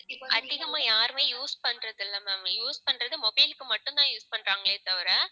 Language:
Tamil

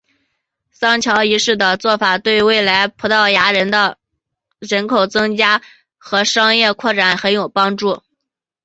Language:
Chinese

